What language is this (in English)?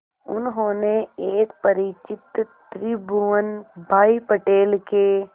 Hindi